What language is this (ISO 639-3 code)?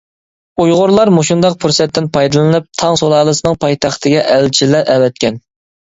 uig